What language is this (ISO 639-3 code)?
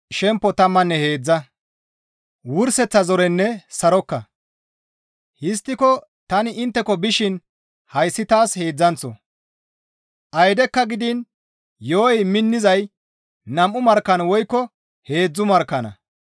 gmv